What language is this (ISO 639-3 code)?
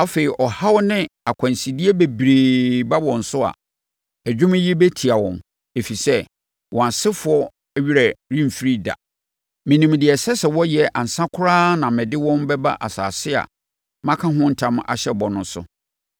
aka